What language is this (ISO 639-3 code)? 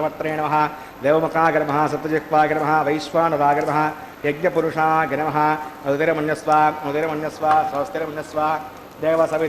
tel